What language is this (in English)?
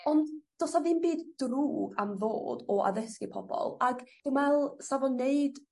Welsh